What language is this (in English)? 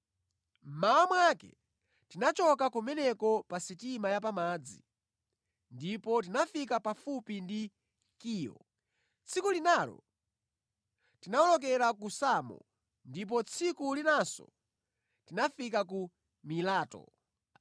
Nyanja